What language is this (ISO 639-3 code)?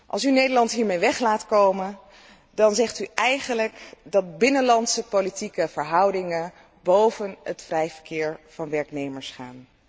nld